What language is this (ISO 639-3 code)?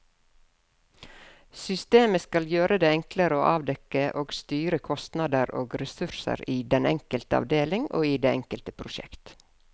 nor